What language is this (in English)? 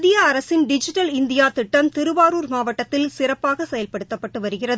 Tamil